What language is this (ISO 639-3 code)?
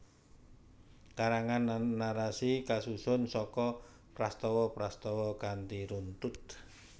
jav